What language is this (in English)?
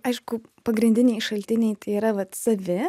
Lithuanian